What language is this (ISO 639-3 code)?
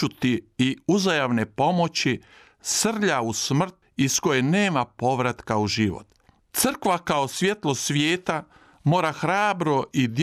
hrv